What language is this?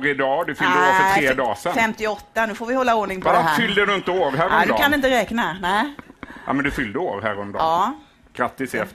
Swedish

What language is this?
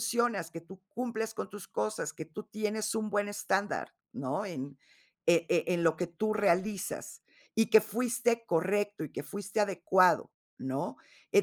Spanish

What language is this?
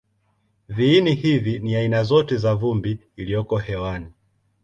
Swahili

